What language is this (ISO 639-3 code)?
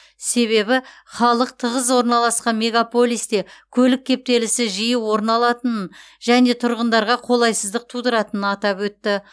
kaz